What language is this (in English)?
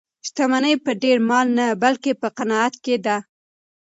Pashto